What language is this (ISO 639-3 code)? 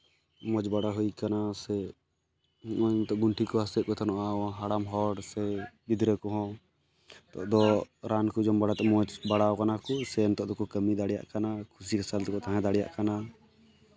sat